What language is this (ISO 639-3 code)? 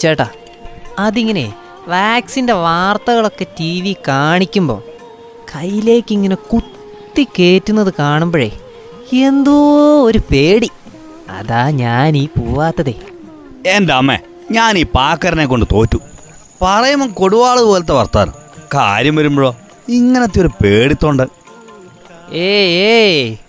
mal